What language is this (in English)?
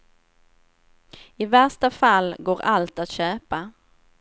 Swedish